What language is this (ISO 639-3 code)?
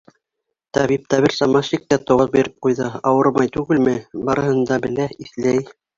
bak